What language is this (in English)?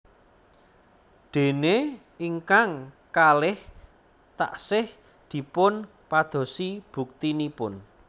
Javanese